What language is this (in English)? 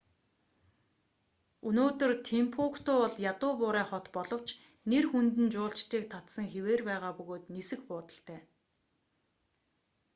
Mongolian